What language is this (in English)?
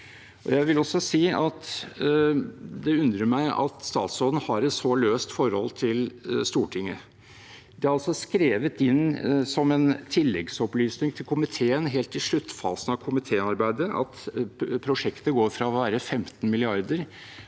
Norwegian